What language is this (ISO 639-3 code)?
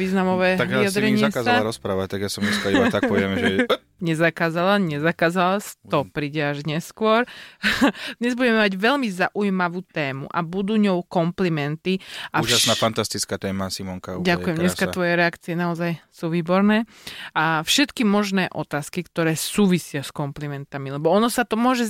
slk